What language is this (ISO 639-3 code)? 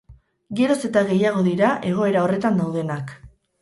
eus